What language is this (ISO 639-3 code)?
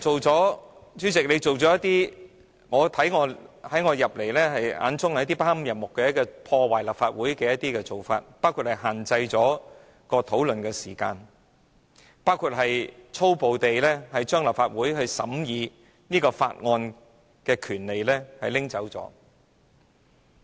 yue